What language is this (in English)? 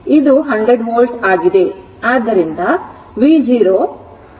Kannada